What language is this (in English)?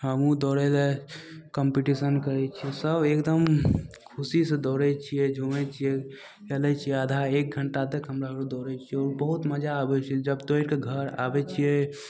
Maithili